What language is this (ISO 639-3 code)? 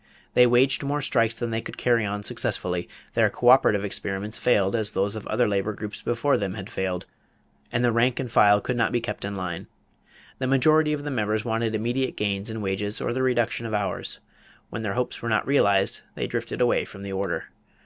eng